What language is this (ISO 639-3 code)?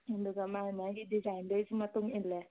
mni